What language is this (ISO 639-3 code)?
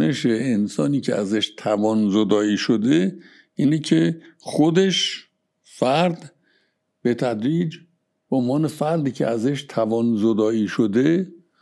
fas